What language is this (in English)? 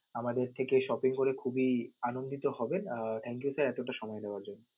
Bangla